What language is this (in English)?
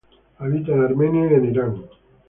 Spanish